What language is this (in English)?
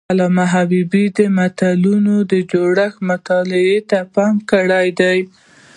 Pashto